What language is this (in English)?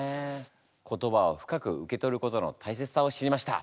Japanese